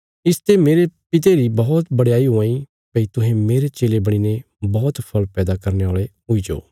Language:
Bilaspuri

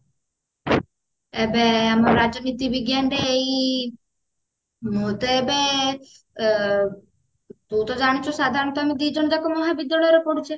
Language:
Odia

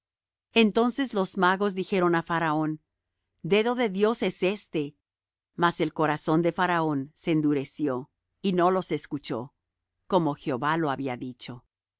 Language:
Spanish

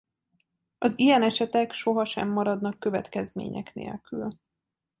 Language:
Hungarian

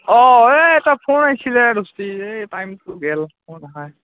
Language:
Assamese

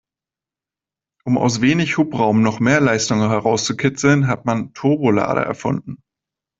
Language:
German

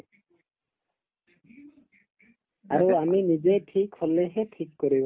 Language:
Assamese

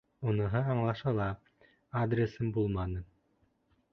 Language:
Bashkir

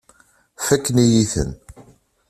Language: Kabyle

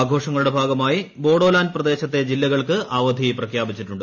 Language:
Malayalam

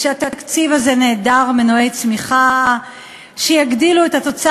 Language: Hebrew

